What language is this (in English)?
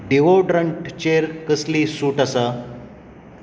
Konkani